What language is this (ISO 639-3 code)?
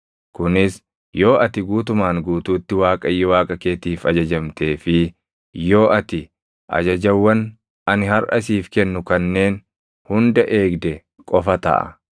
orm